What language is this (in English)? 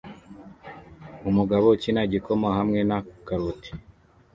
Kinyarwanda